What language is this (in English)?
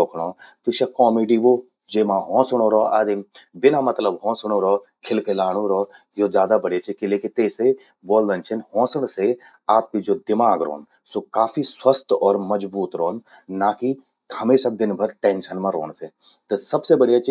Garhwali